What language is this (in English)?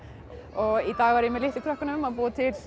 Icelandic